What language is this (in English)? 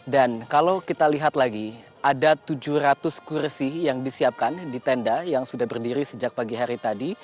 Indonesian